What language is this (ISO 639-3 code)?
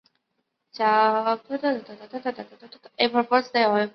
zho